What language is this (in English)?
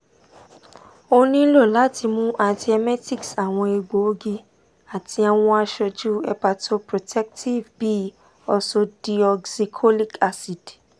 Yoruba